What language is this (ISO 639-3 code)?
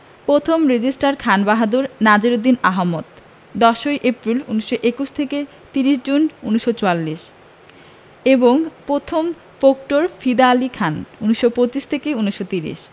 ben